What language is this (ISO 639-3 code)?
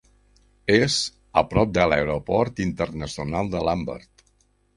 cat